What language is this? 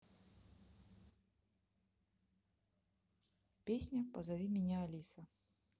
Russian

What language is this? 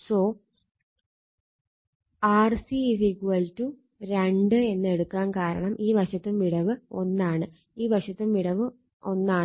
Malayalam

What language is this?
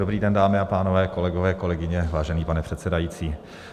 Czech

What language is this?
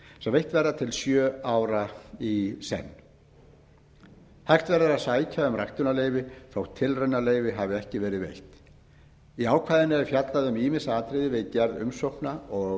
Icelandic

